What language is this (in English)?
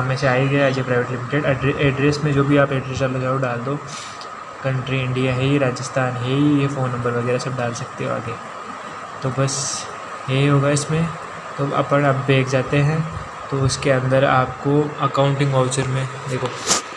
Hindi